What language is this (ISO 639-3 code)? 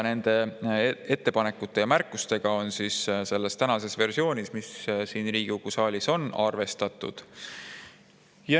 est